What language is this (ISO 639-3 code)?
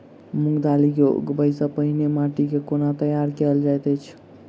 mai